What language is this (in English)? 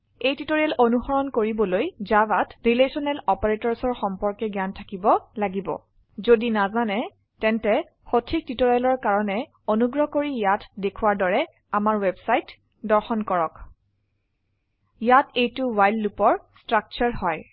Assamese